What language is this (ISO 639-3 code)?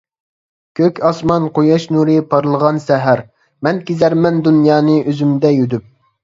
uig